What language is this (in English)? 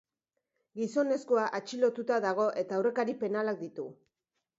Basque